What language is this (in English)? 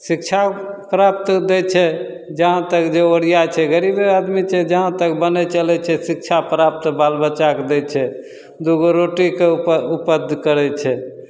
Maithili